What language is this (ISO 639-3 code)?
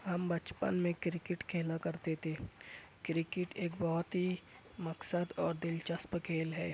urd